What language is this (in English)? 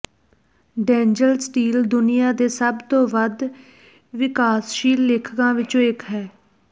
Punjabi